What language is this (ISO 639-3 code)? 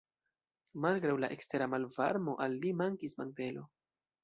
epo